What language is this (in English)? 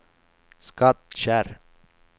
Swedish